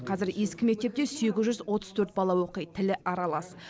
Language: Kazakh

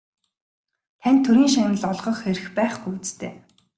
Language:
Mongolian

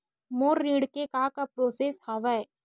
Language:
Chhattisgarhi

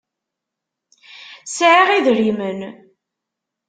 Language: Kabyle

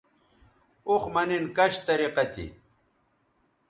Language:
Bateri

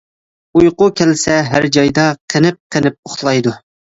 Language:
Uyghur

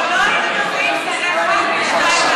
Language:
Hebrew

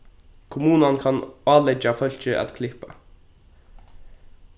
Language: Faroese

